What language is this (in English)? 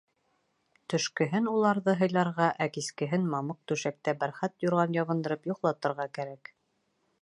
Bashkir